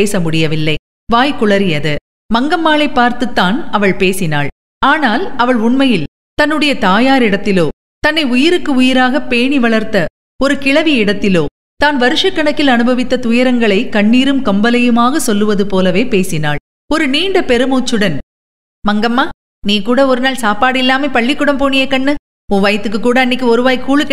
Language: Tamil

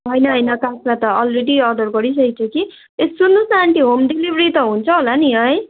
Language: Nepali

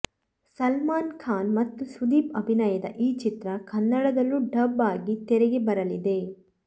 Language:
Kannada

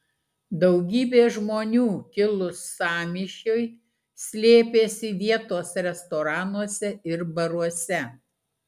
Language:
Lithuanian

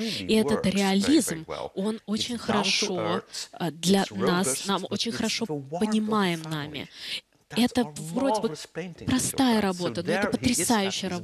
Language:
Russian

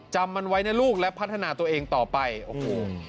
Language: Thai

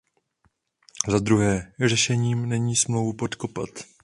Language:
Czech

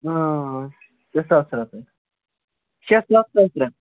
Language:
Kashmiri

